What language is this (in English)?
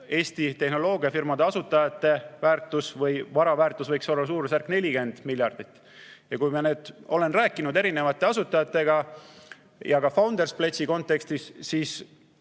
Estonian